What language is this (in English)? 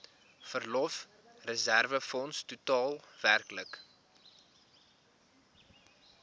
Afrikaans